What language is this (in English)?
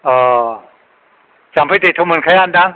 Bodo